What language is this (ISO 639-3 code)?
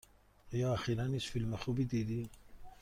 fas